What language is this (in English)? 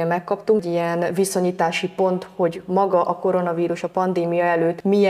Hungarian